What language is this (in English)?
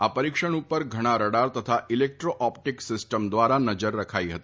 Gujarati